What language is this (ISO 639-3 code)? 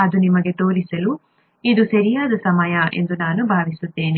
kan